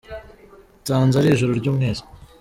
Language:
Kinyarwanda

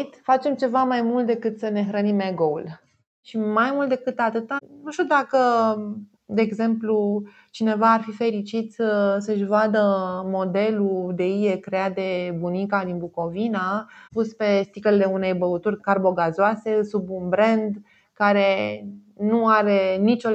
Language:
Romanian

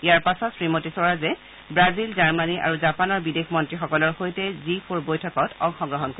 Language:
Assamese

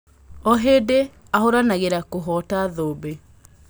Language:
Kikuyu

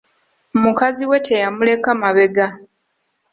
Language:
Ganda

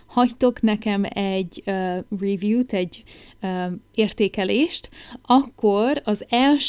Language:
Hungarian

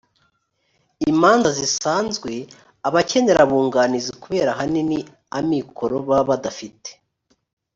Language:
Kinyarwanda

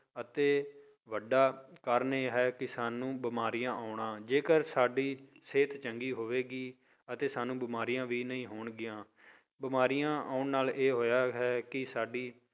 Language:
Punjabi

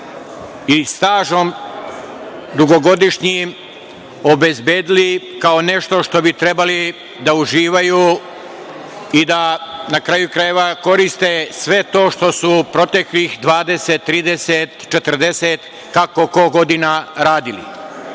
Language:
Serbian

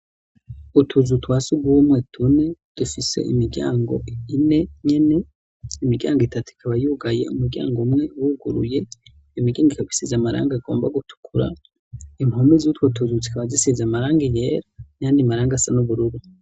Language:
Rundi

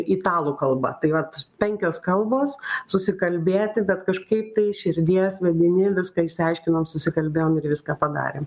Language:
Lithuanian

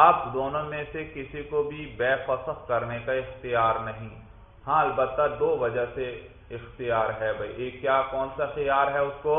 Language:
Urdu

